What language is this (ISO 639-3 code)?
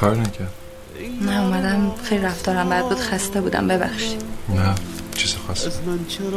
fas